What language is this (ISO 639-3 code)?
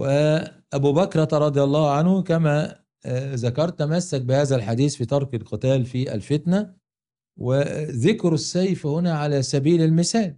ara